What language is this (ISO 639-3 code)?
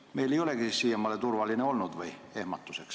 est